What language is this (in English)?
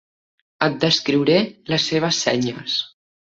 Catalan